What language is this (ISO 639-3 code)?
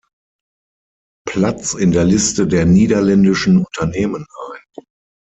deu